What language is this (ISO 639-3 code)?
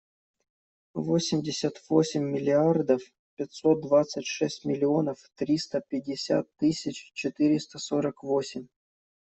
rus